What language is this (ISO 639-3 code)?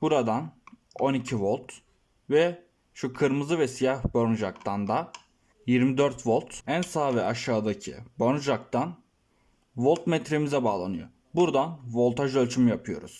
tur